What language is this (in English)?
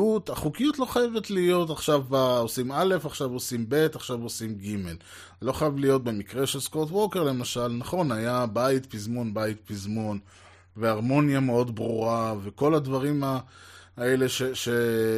Hebrew